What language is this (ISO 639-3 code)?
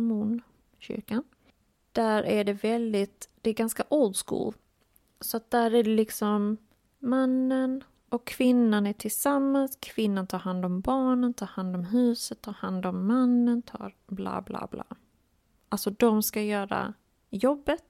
swe